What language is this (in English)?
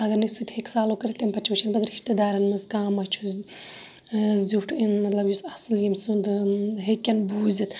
Kashmiri